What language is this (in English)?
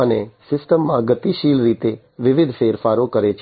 Gujarati